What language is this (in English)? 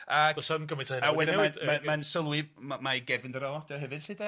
Welsh